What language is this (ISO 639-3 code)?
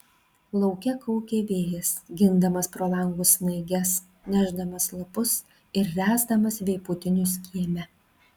lit